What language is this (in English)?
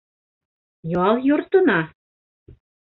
Bashkir